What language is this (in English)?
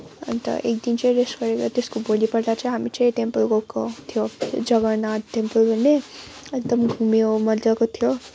Nepali